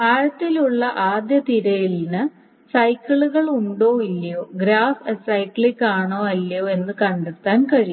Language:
Malayalam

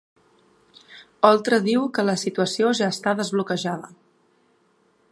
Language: Catalan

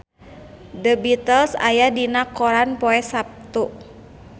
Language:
Sundanese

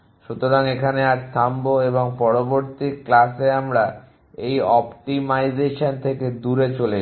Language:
Bangla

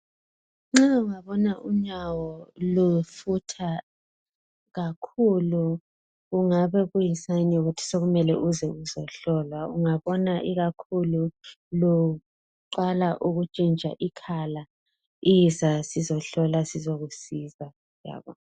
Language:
North Ndebele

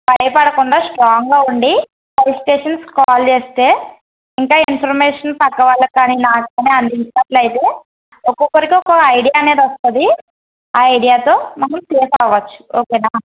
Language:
Telugu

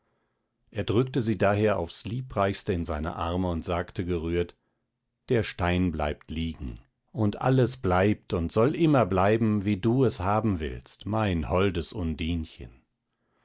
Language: German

